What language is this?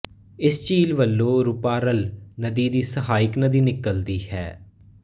Punjabi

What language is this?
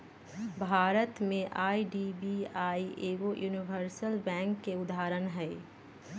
Magahi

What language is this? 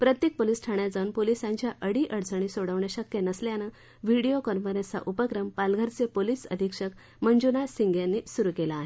Marathi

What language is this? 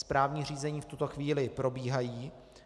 Czech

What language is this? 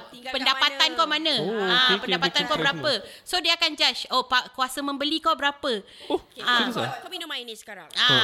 Malay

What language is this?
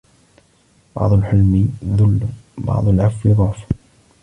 Arabic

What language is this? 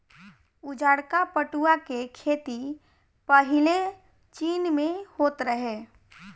Bhojpuri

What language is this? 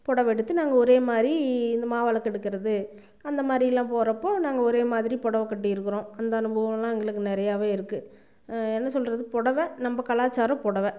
Tamil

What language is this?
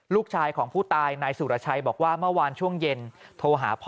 Thai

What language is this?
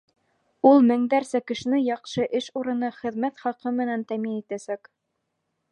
Bashkir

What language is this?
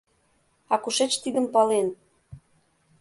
Mari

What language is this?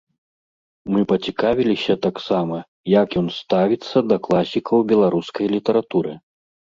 Belarusian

